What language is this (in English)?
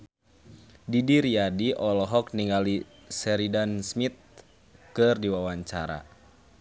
Sundanese